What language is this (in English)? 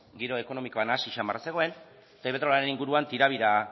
Basque